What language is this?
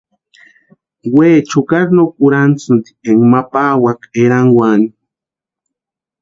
Western Highland Purepecha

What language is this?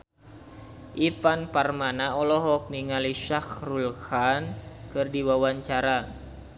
Sundanese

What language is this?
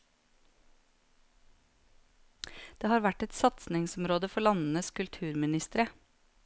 Norwegian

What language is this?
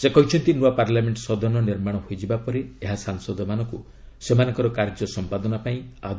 Odia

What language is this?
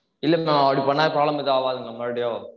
Tamil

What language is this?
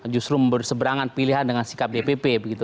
Indonesian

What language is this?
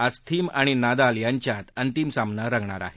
Marathi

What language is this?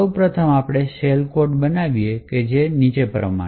Gujarati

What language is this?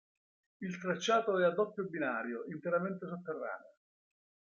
Italian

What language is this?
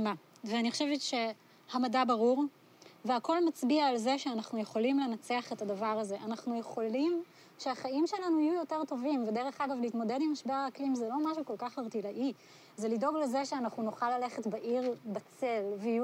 Hebrew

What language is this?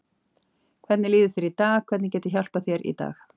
Icelandic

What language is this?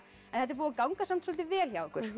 Icelandic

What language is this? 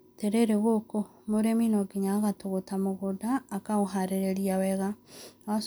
Kikuyu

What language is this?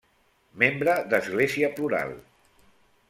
Catalan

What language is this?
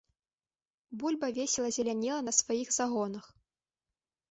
Belarusian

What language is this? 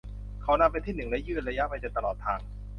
Thai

